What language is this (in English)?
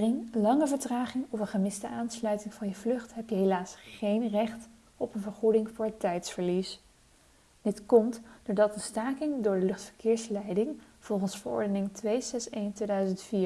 Dutch